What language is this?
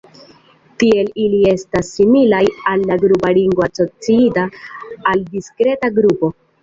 Esperanto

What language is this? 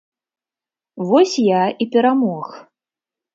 Belarusian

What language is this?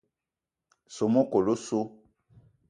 Eton (Cameroon)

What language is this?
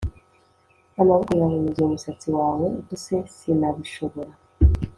Kinyarwanda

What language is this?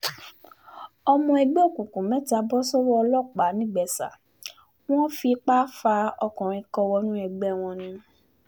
Yoruba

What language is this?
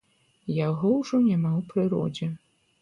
Belarusian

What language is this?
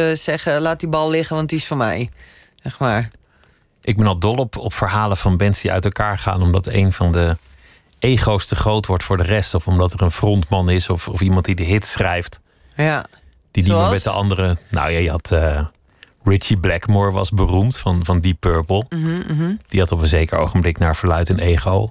Dutch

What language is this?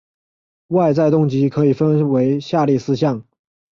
Chinese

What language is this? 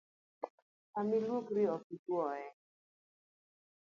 Luo (Kenya and Tanzania)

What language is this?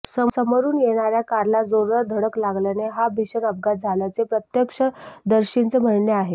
Marathi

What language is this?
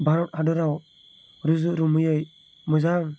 Bodo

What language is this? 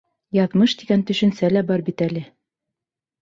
Bashkir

